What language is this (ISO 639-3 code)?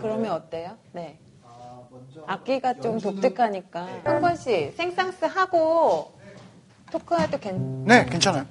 kor